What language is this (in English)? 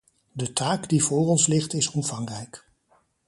Dutch